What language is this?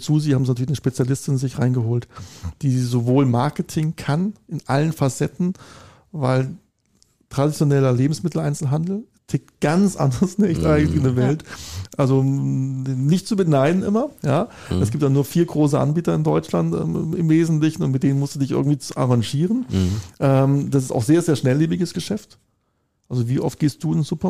German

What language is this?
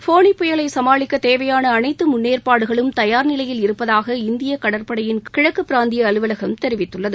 Tamil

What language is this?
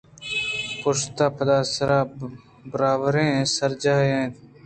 Eastern Balochi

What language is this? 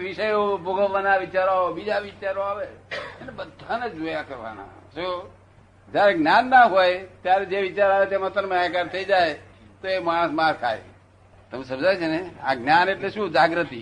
Gujarati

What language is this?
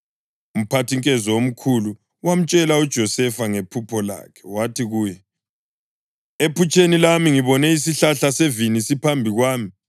North Ndebele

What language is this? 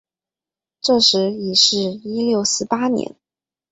Chinese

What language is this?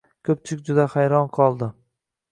Uzbek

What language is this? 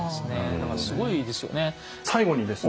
Japanese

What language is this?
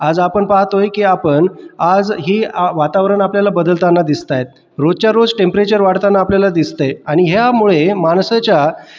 Marathi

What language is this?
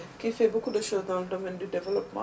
Wolof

